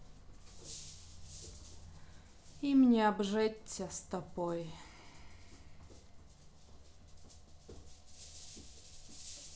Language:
Russian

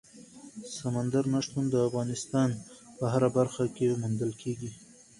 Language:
Pashto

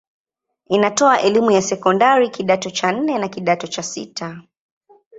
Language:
Swahili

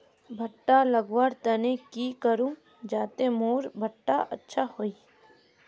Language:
Magahi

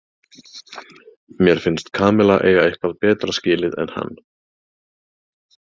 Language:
Icelandic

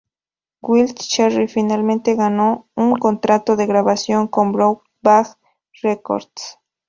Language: Spanish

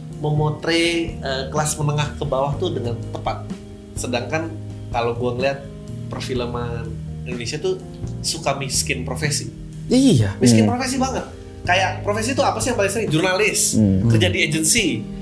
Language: Indonesian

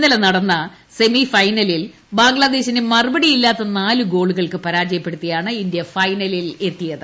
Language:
Malayalam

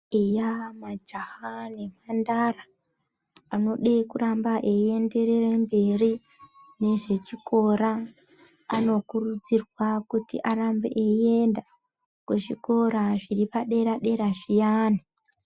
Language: Ndau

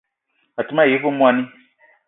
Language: Eton (Cameroon)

